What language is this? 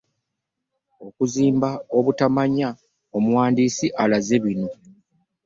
Ganda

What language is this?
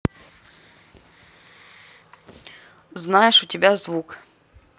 Russian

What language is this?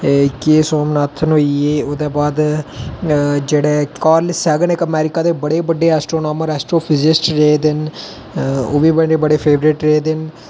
Dogri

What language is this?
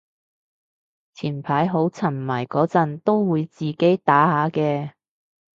Cantonese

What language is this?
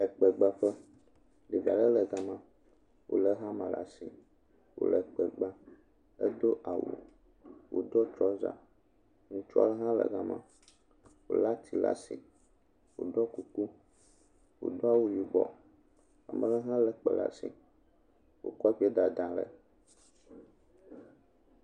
Ewe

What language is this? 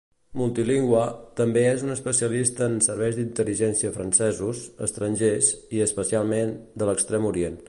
Catalan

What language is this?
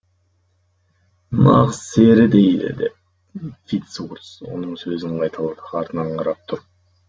Kazakh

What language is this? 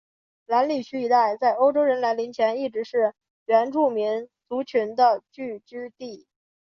Chinese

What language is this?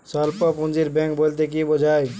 Bangla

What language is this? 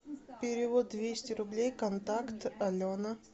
Russian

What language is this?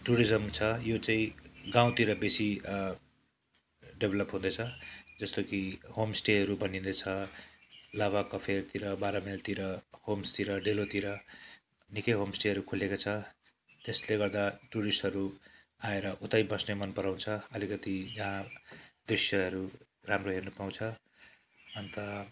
Nepali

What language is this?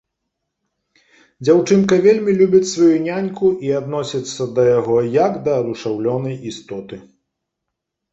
Belarusian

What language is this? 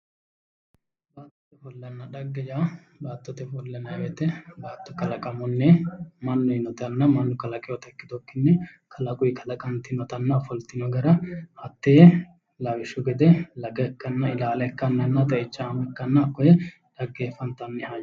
Sidamo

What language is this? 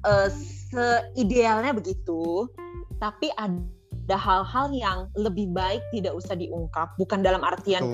Indonesian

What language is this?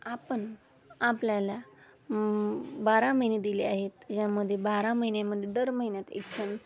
Marathi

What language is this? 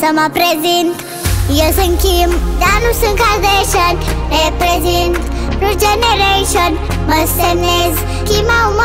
Romanian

